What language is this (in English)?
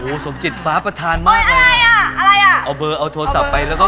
Thai